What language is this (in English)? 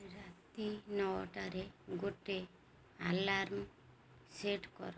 Odia